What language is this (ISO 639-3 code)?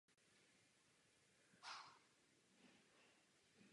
ces